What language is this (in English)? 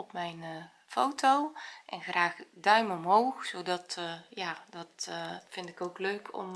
Dutch